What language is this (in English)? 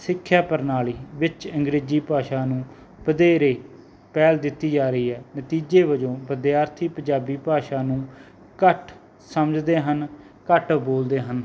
Punjabi